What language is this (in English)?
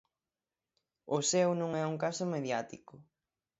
Galician